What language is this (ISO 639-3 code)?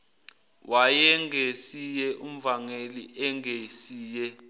zul